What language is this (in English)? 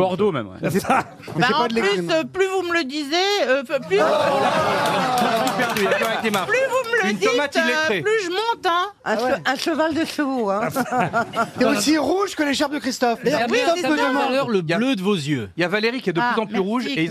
French